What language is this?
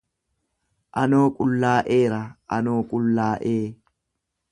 Oromo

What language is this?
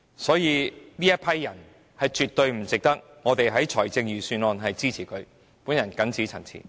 Cantonese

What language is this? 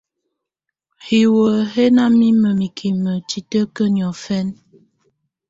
Tunen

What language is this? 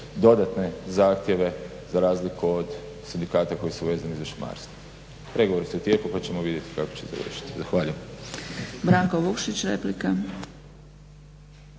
Croatian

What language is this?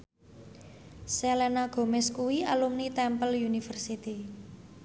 Javanese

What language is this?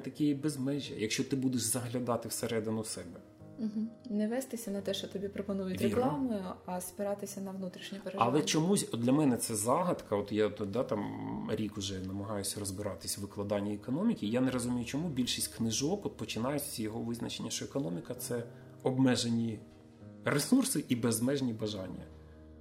Ukrainian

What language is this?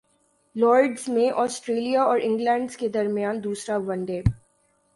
Urdu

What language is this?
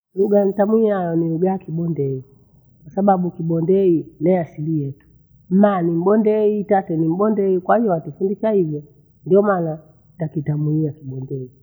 Bondei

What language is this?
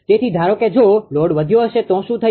Gujarati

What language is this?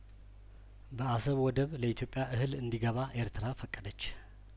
Amharic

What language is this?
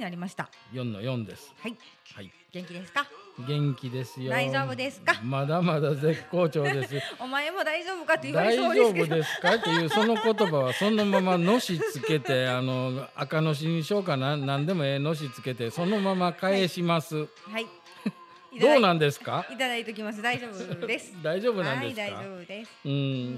Japanese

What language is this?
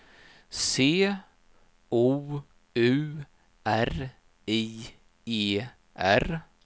Swedish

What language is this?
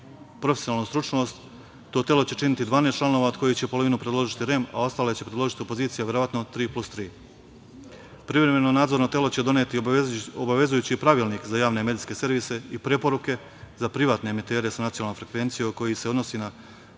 Serbian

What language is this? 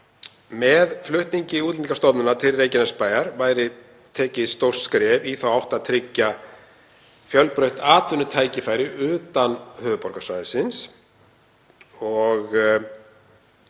Icelandic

